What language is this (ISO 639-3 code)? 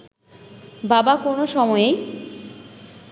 ben